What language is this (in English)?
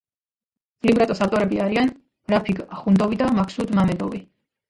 Georgian